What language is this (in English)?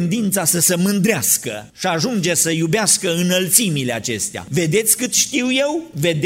Romanian